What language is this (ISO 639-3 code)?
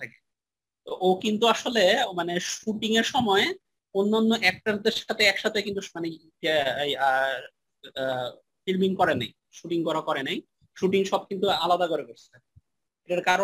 ben